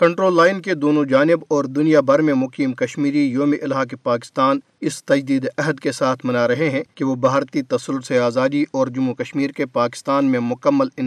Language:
Urdu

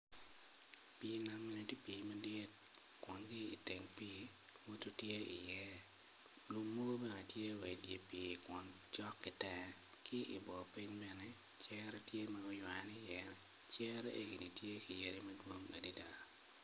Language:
Acoli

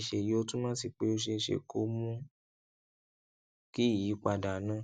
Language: Yoruba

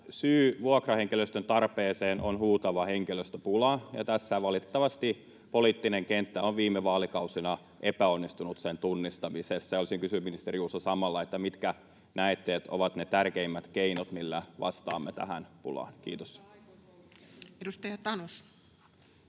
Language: Finnish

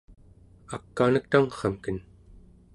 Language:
Central Yupik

